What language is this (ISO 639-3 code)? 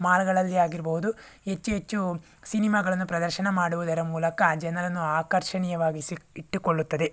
kan